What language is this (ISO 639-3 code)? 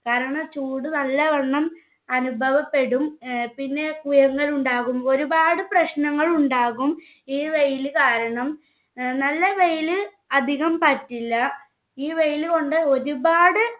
mal